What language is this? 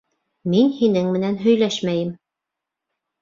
Bashkir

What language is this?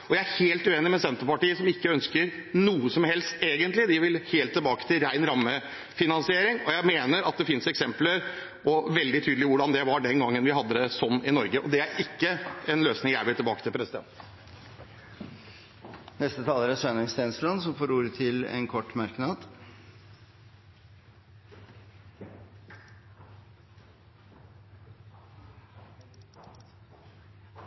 Norwegian Bokmål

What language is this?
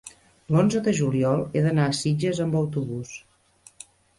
Catalan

